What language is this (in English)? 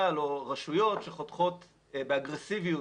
Hebrew